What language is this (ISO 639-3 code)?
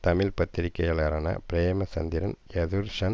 tam